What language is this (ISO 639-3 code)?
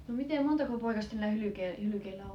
fin